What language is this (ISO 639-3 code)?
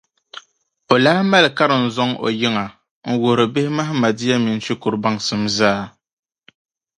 dag